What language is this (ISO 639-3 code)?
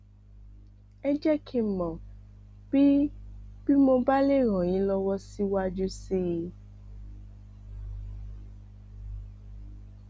yor